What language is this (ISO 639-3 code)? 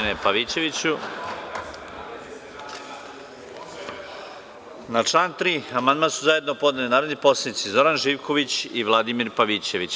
srp